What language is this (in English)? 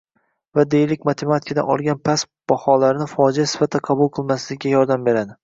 Uzbek